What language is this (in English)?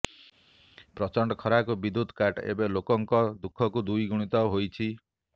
Odia